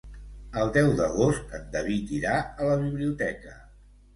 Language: Catalan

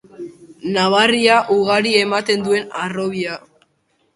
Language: Basque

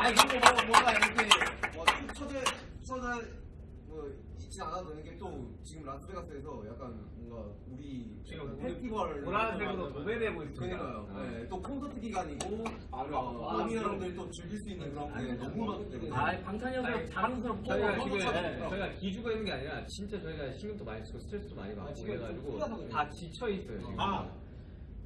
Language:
Korean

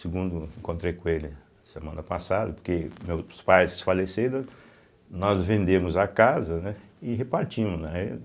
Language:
Portuguese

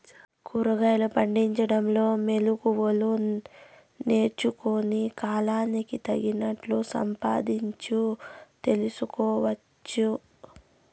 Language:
Telugu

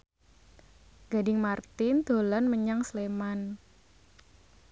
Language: Javanese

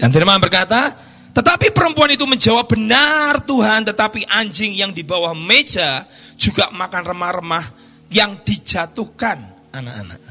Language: Indonesian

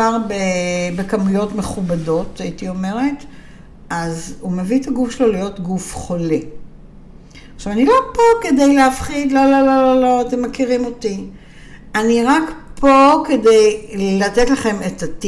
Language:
Hebrew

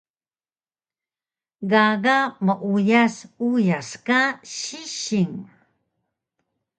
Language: Taroko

